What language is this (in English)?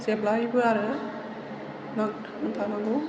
Bodo